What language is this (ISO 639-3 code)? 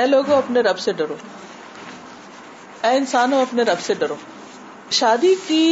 urd